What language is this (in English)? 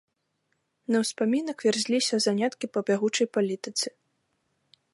Belarusian